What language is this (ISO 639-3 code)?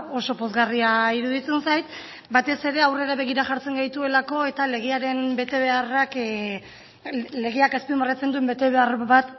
eus